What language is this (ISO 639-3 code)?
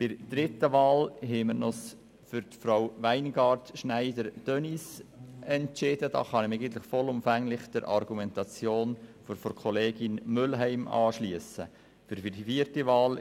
gsw